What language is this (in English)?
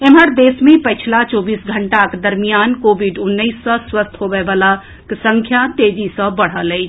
Maithili